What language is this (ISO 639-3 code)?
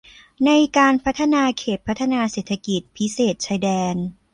tha